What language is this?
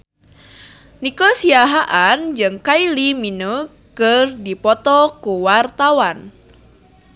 Sundanese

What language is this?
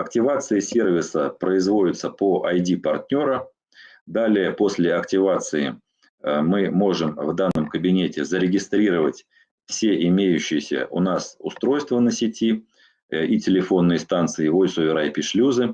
Russian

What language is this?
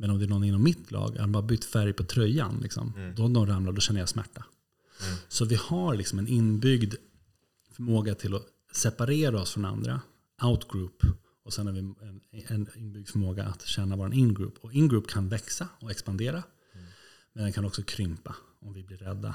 Swedish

